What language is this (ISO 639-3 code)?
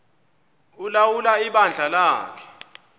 xho